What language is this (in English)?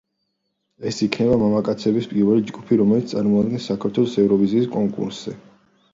Georgian